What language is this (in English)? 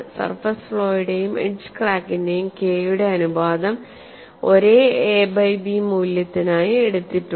Malayalam